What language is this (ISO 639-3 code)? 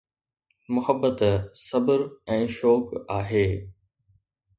snd